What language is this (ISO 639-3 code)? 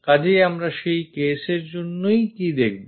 ben